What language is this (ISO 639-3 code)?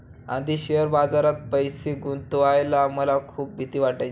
mar